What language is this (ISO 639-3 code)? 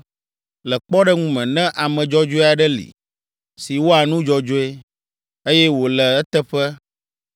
ewe